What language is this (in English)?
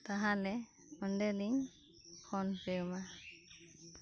Santali